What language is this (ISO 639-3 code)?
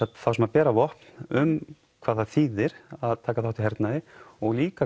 isl